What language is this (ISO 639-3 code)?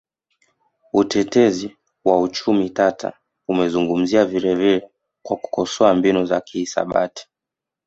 swa